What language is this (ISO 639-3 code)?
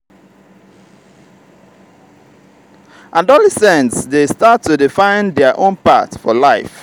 pcm